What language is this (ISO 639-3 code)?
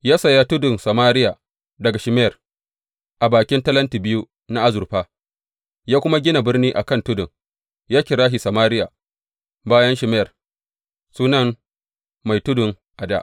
hau